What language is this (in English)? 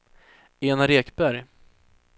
Swedish